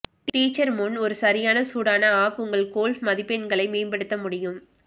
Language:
Tamil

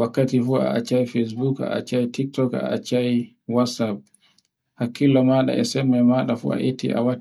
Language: Borgu Fulfulde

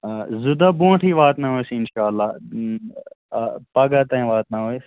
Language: Kashmiri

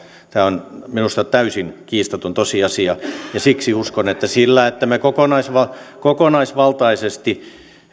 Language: Finnish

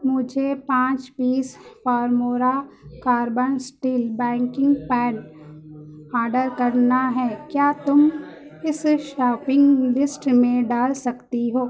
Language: Urdu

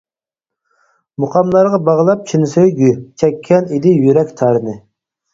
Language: Uyghur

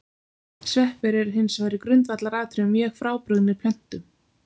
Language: Icelandic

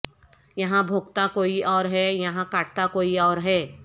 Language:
Urdu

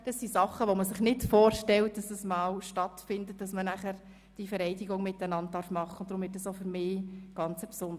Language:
Swiss German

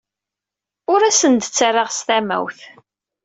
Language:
Kabyle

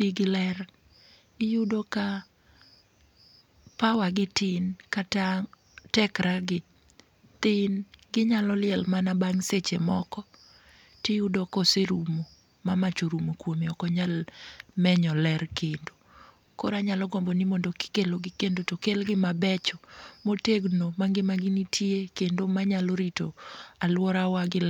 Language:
Luo (Kenya and Tanzania)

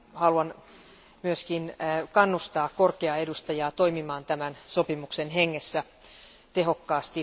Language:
Finnish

